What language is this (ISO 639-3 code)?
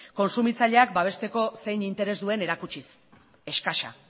eus